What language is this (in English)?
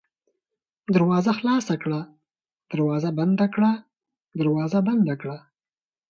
Pashto